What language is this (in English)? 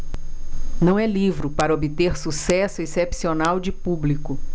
Portuguese